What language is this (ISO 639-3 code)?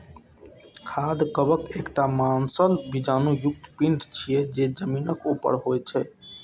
mai